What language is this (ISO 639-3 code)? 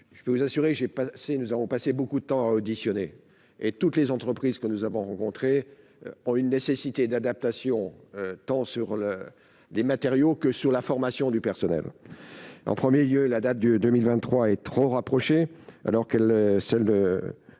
fra